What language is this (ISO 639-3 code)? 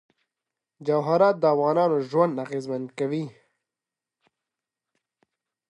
pus